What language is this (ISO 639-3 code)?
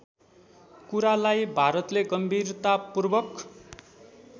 nep